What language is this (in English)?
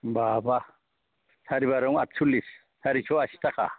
Bodo